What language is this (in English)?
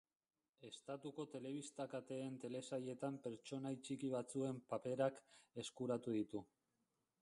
Basque